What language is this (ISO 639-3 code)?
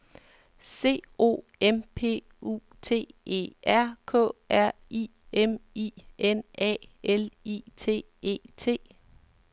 dan